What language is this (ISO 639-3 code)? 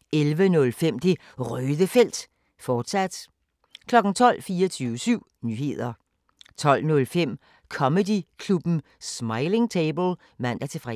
dan